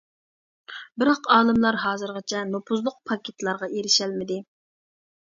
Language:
Uyghur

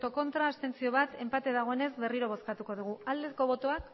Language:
Basque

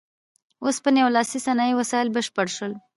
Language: Pashto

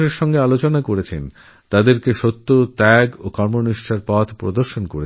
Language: Bangla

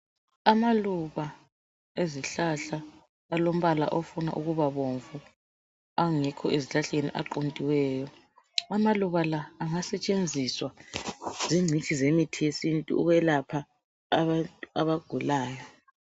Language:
North Ndebele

